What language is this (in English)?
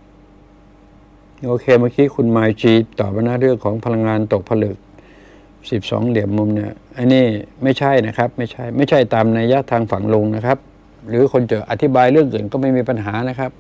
Thai